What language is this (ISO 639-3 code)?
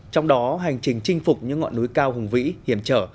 vie